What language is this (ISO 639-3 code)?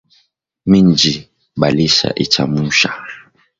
swa